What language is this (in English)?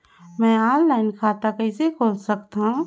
Chhattisgarhi